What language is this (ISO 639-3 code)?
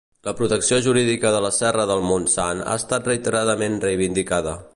cat